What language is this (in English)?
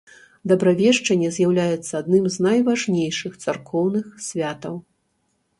Belarusian